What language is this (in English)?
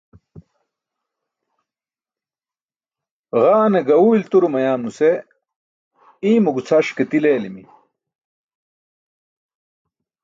Burushaski